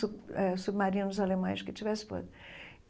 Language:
Portuguese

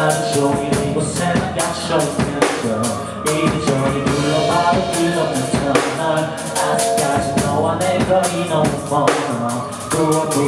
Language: Korean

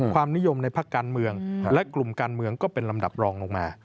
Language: Thai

